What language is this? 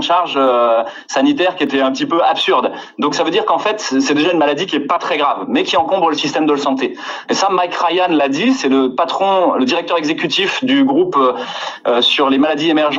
French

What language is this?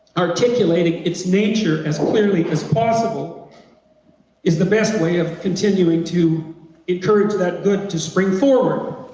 English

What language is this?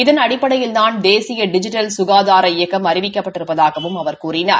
Tamil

